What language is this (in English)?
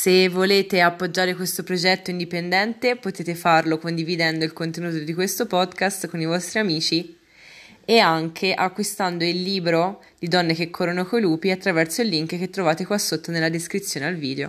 Italian